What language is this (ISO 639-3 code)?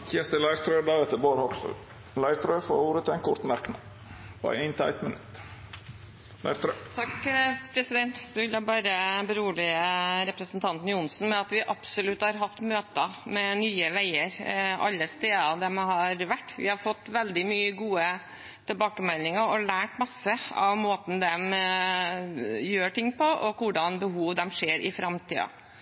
nor